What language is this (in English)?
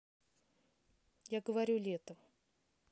Russian